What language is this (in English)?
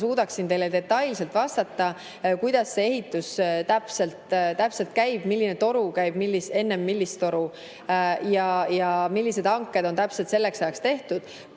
Estonian